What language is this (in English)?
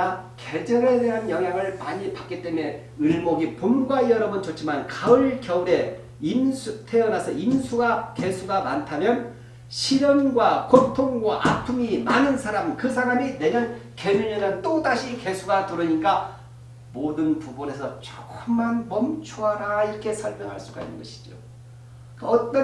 Korean